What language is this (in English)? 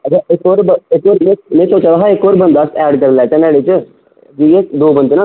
Dogri